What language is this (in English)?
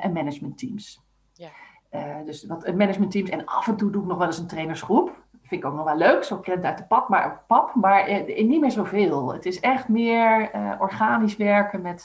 Dutch